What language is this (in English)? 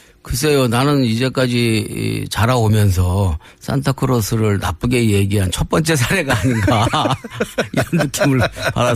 Korean